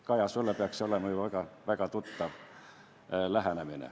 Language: Estonian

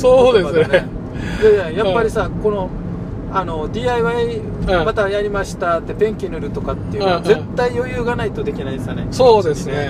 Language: Japanese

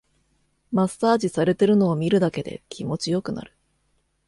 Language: Japanese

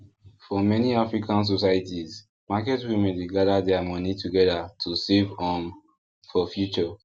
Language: Nigerian Pidgin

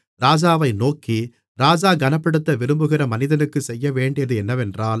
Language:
Tamil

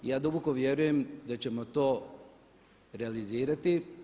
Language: Croatian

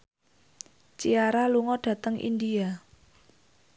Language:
Javanese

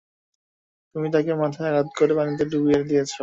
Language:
Bangla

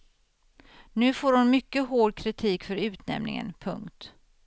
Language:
Swedish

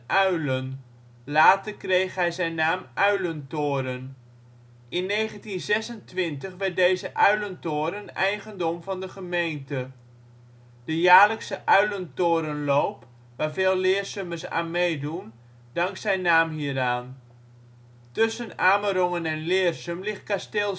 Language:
Dutch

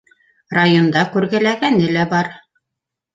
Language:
Bashkir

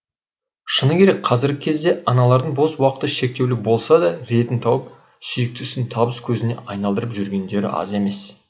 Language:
Kazakh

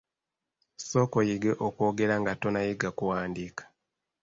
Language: Ganda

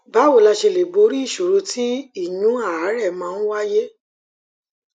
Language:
Yoruba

